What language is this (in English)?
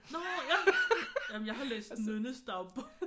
Danish